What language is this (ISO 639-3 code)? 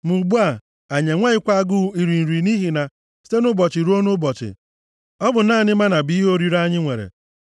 ibo